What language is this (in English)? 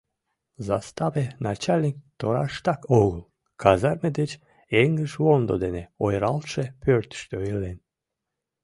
Mari